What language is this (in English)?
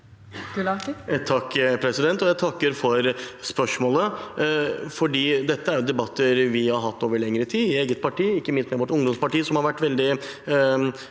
Norwegian